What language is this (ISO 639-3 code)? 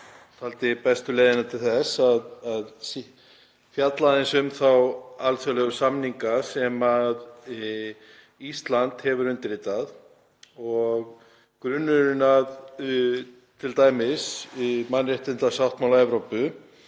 isl